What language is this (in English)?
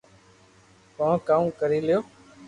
Loarki